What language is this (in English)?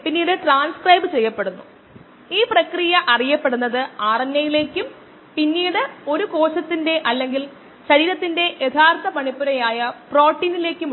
Malayalam